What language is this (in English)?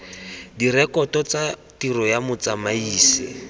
Tswana